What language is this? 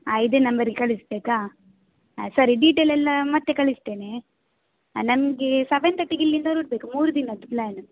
Kannada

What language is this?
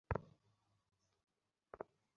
Bangla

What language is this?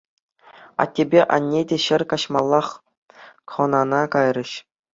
Chuvash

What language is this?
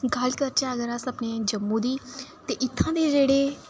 Dogri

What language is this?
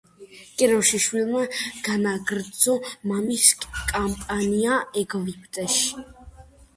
Georgian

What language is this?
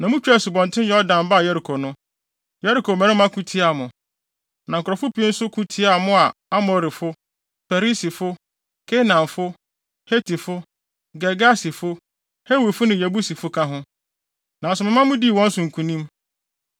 Akan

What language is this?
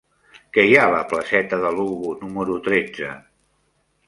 Catalan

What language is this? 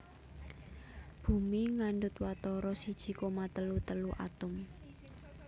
Javanese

